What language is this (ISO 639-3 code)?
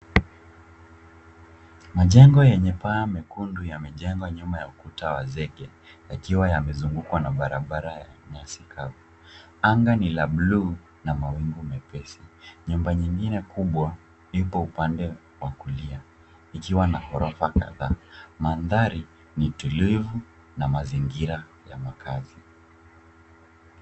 swa